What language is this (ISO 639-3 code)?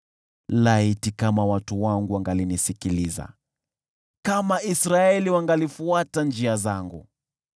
swa